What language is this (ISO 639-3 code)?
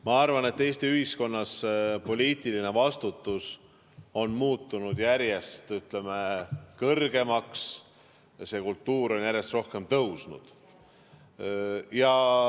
est